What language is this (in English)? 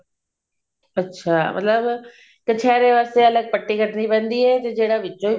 Punjabi